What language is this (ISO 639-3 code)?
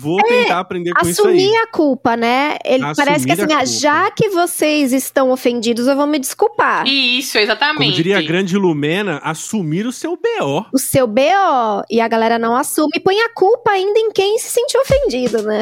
por